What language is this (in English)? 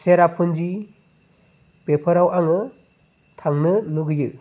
Bodo